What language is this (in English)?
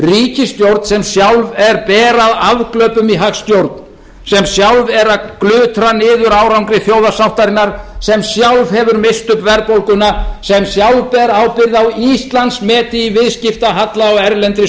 Icelandic